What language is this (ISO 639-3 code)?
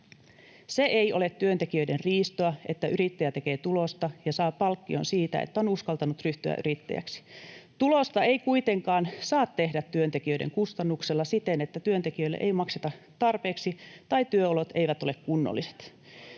fin